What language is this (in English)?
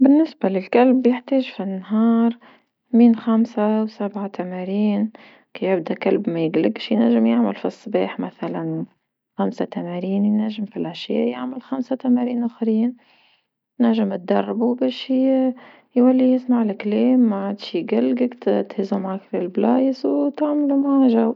Tunisian Arabic